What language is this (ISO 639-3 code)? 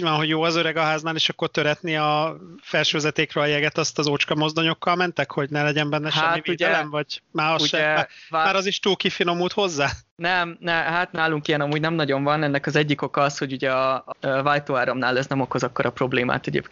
hun